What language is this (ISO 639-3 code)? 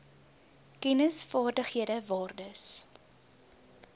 afr